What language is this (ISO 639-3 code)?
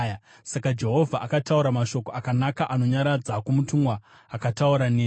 sna